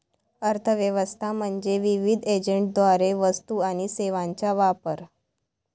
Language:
Marathi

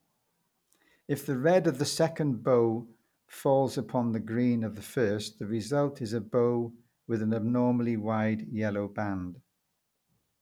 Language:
English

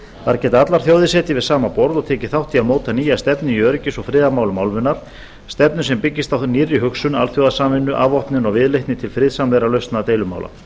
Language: Icelandic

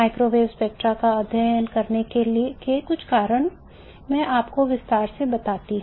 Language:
Hindi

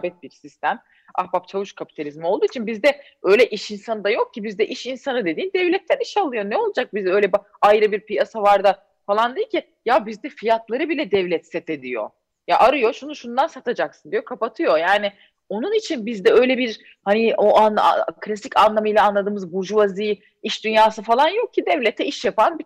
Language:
Turkish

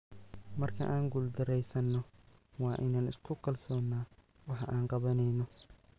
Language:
Somali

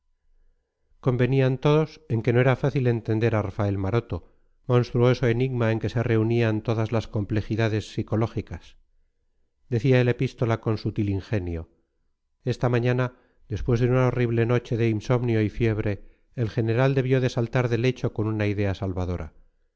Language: Spanish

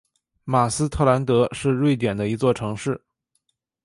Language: Chinese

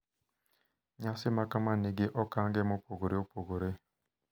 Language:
Luo (Kenya and Tanzania)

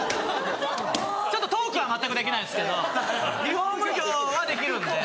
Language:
Japanese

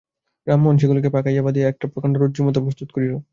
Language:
Bangla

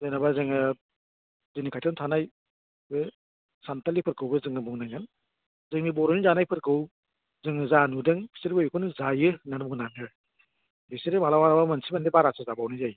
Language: Bodo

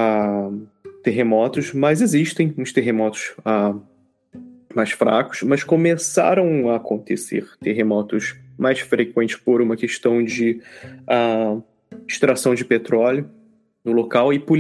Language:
Portuguese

